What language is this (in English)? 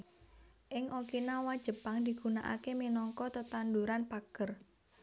Javanese